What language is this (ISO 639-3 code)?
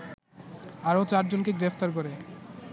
ben